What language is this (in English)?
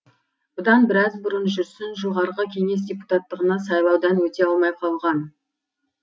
Kazakh